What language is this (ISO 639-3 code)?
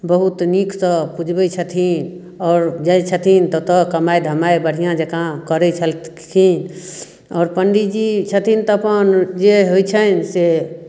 mai